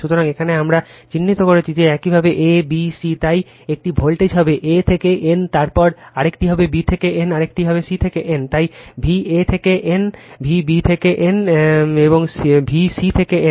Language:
Bangla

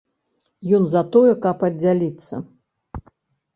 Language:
Belarusian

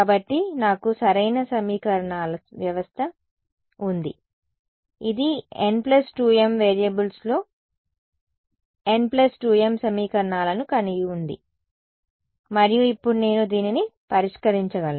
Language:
Telugu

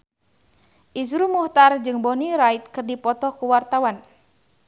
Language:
Sundanese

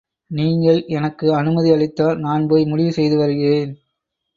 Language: Tamil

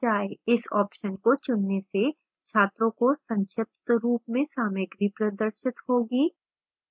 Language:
Hindi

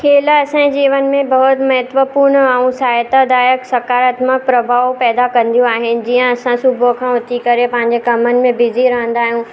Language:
Sindhi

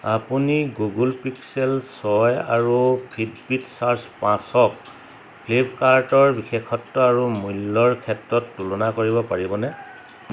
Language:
Assamese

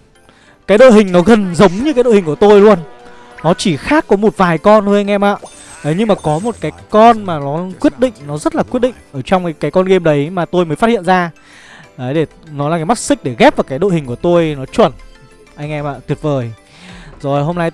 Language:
Vietnamese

